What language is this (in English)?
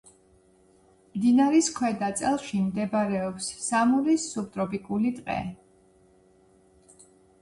Georgian